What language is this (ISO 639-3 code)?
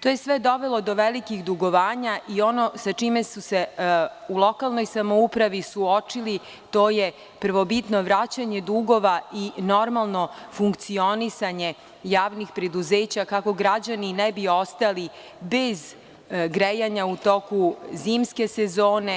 srp